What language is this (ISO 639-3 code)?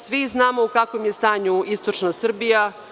srp